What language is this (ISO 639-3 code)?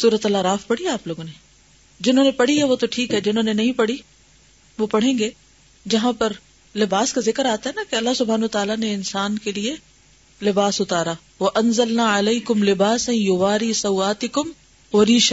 urd